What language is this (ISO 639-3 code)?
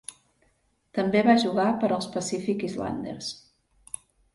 cat